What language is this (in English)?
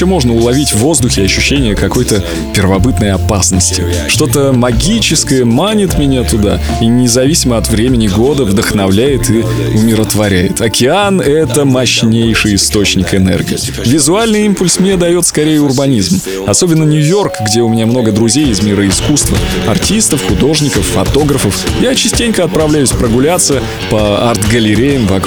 Russian